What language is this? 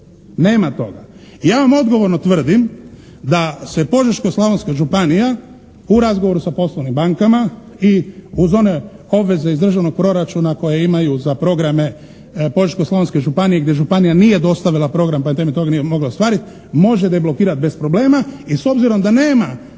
Croatian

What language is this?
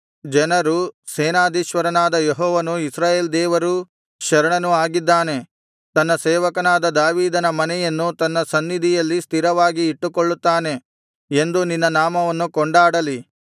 Kannada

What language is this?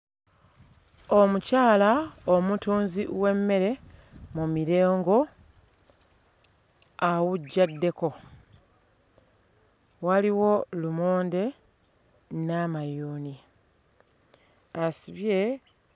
Ganda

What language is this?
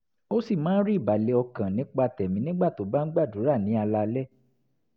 Yoruba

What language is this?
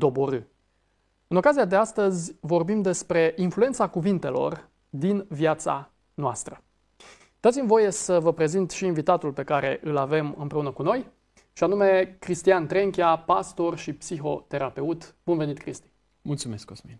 Romanian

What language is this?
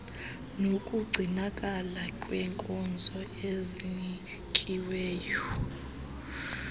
Xhosa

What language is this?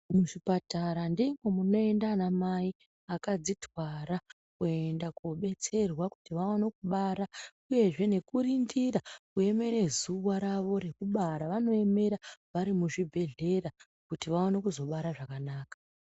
Ndau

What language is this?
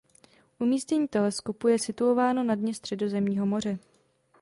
Czech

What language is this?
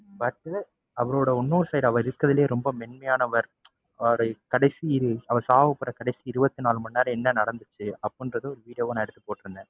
Tamil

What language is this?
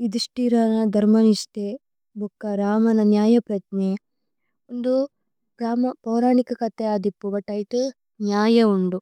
Tulu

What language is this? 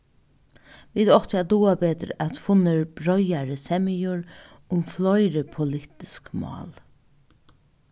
Faroese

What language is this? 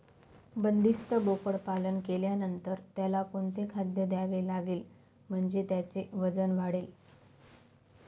Marathi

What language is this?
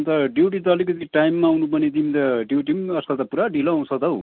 Nepali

